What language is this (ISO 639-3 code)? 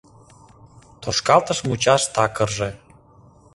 chm